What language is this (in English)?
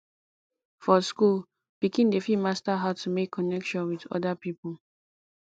Nigerian Pidgin